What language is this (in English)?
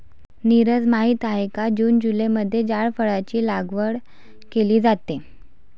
Marathi